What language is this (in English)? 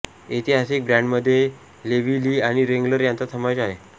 Marathi